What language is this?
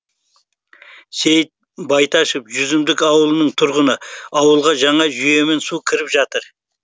Kazakh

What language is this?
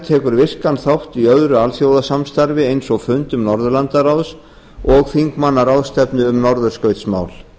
Icelandic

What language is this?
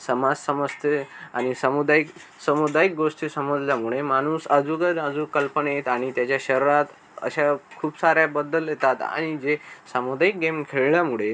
Marathi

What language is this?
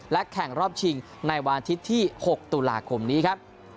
Thai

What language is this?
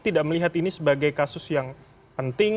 Indonesian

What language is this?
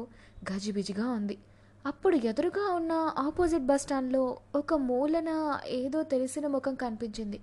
Telugu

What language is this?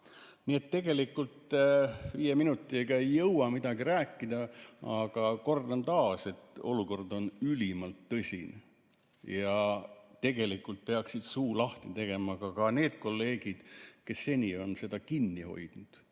Estonian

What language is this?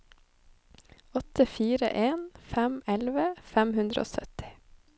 Norwegian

